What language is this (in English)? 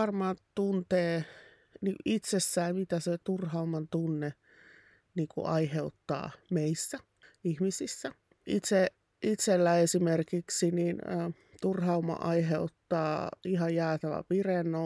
Finnish